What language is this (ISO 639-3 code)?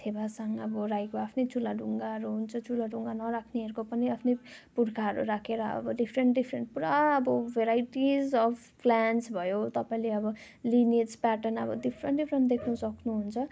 nep